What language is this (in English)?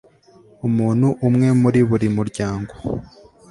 Kinyarwanda